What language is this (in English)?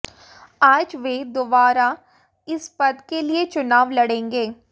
Hindi